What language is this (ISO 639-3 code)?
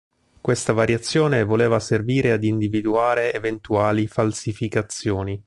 ita